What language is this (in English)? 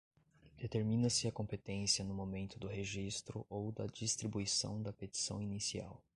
Portuguese